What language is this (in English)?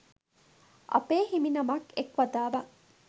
Sinhala